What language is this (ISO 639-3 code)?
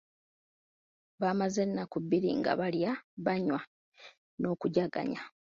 lug